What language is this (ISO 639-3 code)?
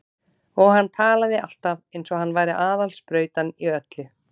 isl